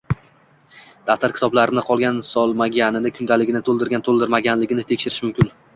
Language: Uzbek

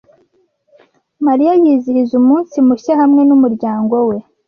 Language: Kinyarwanda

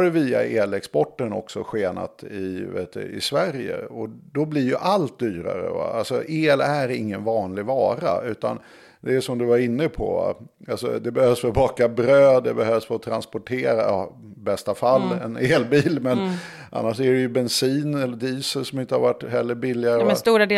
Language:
Swedish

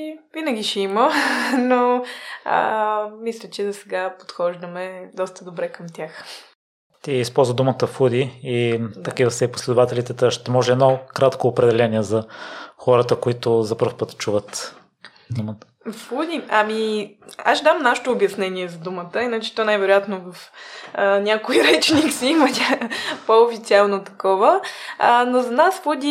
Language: Bulgarian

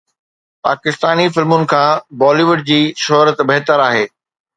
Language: Sindhi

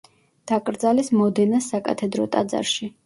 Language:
Georgian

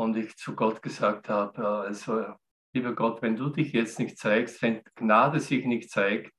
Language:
German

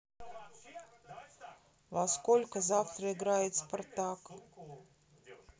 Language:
Russian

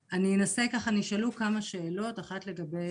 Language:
Hebrew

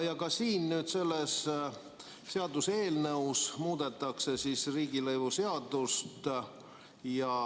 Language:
Estonian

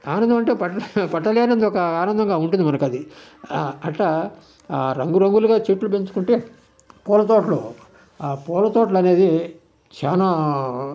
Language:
Telugu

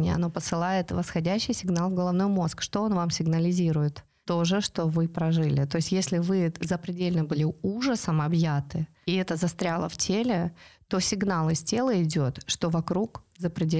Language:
Russian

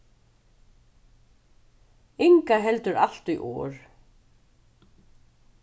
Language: Faroese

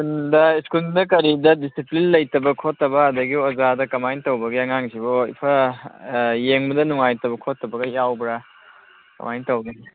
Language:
Manipuri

